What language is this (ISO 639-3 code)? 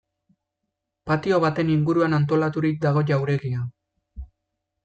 eus